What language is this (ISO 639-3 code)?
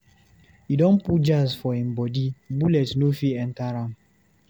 pcm